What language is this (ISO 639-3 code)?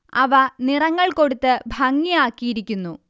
mal